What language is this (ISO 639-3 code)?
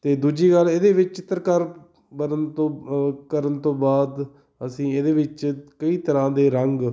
pan